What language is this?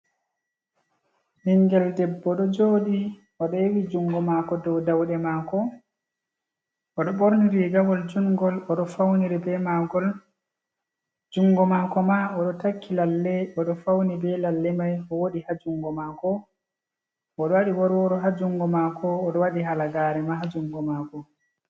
Fula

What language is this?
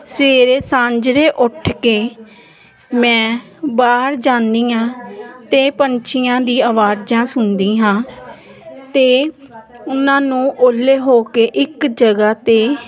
Punjabi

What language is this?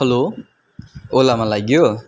Nepali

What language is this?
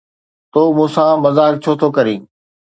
Sindhi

